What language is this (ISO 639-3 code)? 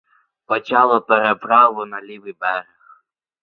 ukr